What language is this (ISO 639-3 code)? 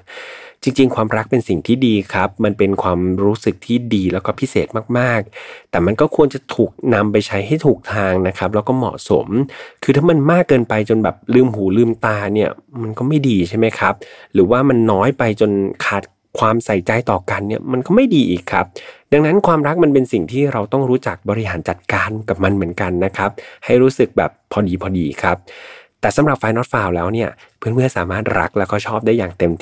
tha